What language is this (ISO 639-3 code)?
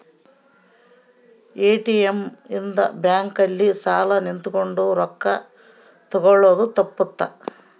kan